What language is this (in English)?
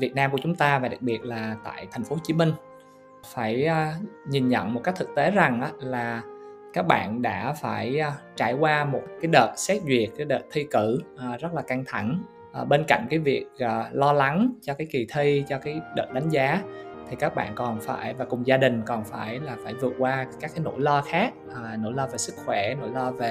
Vietnamese